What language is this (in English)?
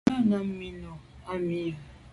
Medumba